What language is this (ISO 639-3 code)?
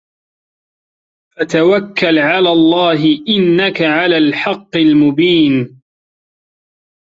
ara